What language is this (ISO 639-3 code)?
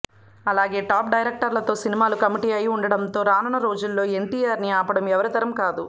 tel